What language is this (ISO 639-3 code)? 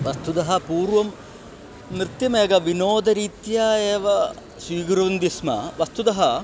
san